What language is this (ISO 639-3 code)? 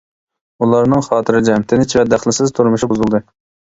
uig